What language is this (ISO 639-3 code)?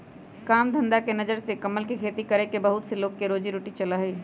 mag